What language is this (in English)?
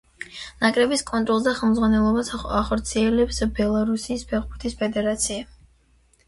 Georgian